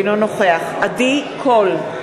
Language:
Hebrew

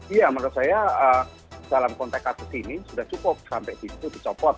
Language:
Indonesian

